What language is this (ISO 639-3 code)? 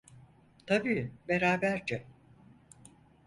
tur